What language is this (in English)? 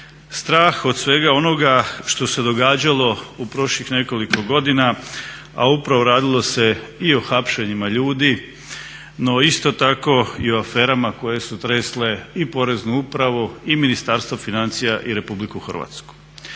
Croatian